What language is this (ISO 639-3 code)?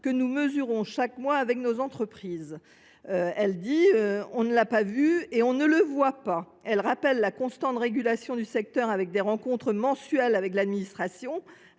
fra